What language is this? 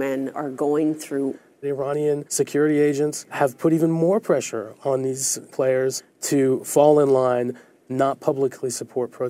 Czech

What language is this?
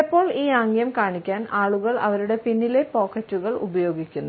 Malayalam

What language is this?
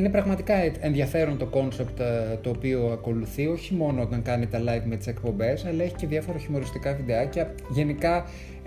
Greek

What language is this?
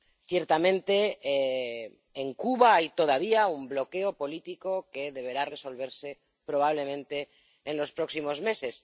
Spanish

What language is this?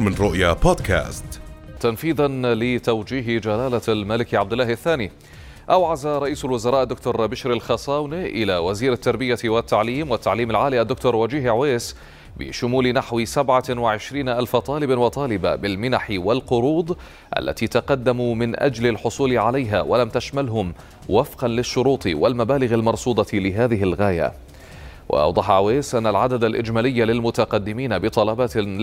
Arabic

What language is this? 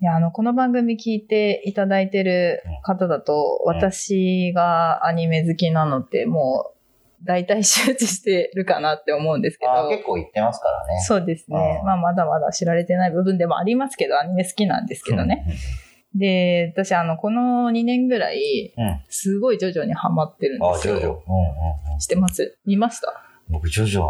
Japanese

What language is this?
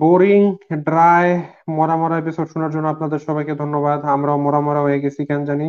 Bangla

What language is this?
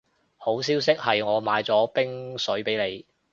Cantonese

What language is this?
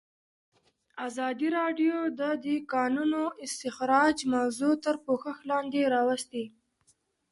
Pashto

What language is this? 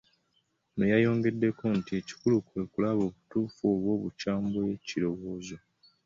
Ganda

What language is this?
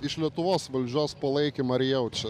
Lithuanian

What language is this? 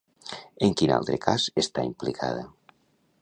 Catalan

